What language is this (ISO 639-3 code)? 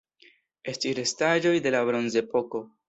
epo